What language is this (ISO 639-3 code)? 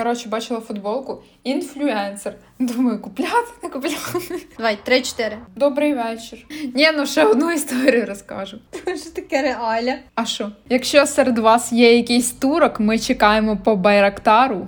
ukr